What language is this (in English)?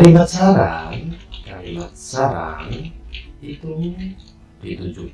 Indonesian